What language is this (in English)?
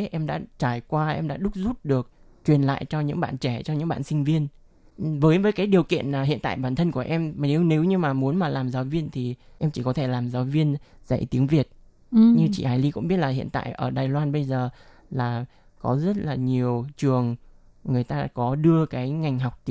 Vietnamese